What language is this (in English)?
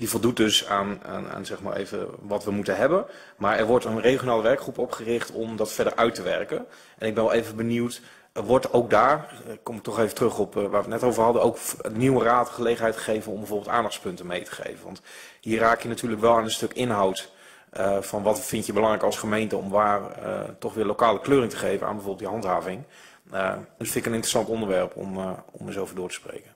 Dutch